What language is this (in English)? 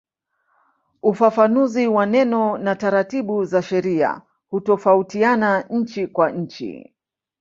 Swahili